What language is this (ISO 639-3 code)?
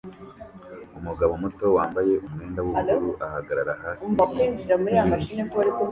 kin